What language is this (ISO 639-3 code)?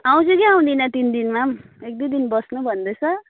nep